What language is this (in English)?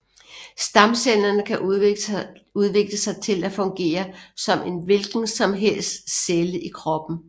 Danish